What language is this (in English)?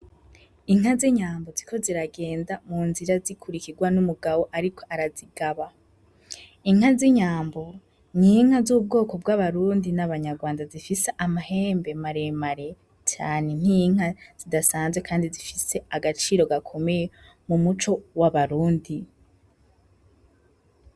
Rundi